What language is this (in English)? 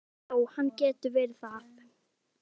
Icelandic